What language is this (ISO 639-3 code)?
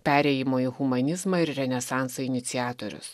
lit